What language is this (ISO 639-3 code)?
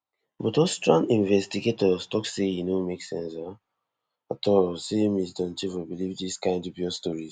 pcm